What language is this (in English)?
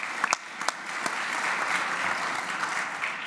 Hebrew